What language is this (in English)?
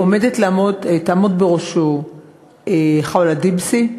Hebrew